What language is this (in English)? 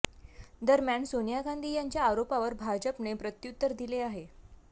Marathi